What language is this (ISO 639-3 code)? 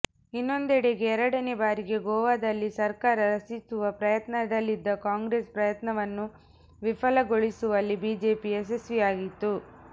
kan